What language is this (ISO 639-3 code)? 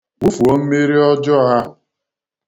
ibo